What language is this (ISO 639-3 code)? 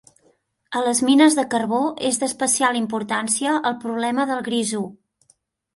cat